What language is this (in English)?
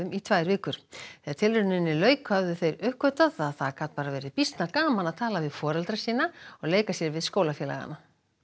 Icelandic